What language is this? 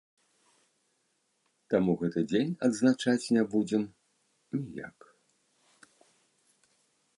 Belarusian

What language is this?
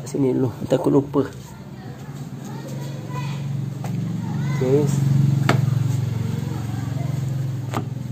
Malay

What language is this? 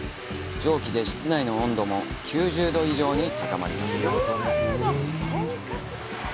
Japanese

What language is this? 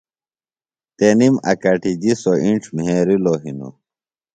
Phalura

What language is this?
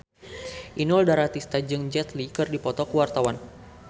Sundanese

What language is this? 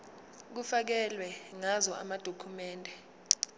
Zulu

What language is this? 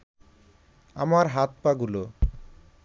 Bangla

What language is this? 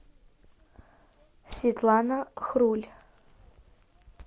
Russian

